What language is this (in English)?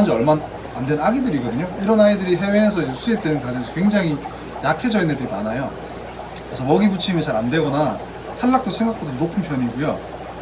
Korean